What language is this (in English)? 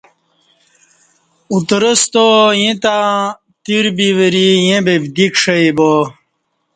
Kati